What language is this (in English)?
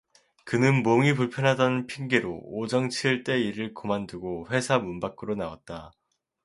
Korean